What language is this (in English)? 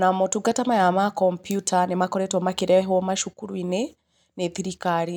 Kikuyu